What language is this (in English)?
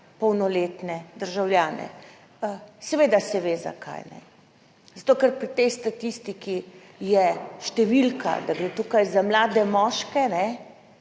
Slovenian